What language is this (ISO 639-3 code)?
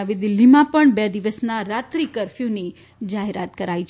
guj